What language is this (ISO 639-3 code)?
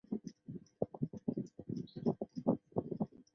zho